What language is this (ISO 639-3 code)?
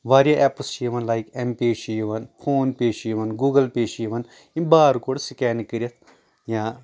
kas